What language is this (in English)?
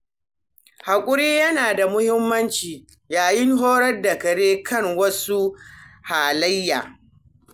Hausa